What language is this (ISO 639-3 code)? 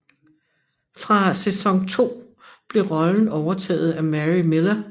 dan